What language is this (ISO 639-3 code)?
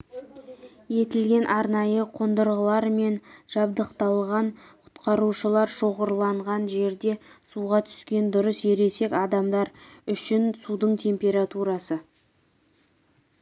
kaz